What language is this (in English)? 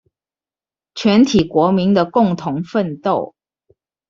Chinese